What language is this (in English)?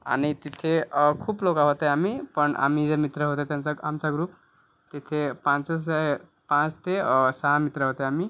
Marathi